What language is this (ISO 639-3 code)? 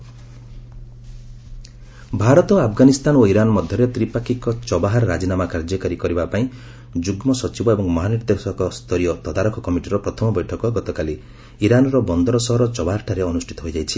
ori